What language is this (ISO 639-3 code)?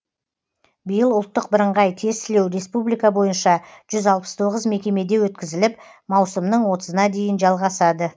kaz